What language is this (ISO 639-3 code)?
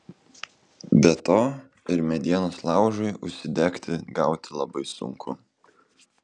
lit